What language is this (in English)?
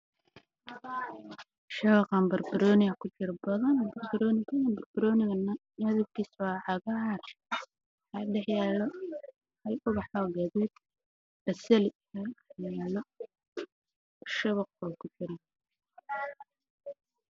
Somali